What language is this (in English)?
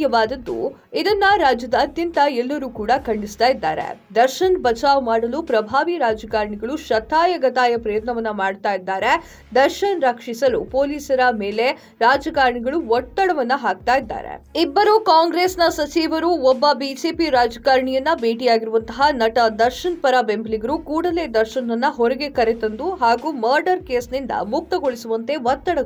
Kannada